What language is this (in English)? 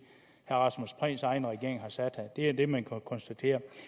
Danish